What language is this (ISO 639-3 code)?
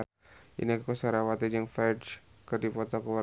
sun